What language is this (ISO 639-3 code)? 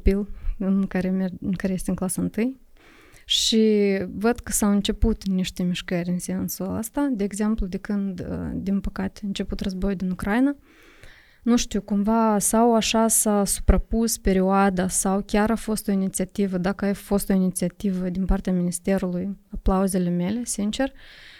ron